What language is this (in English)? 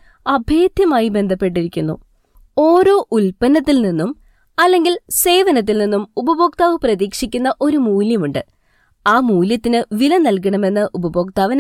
Malayalam